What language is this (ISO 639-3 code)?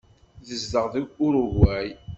kab